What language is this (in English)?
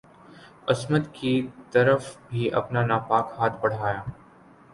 Urdu